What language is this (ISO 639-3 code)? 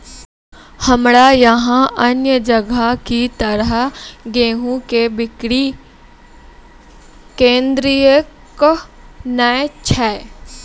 mai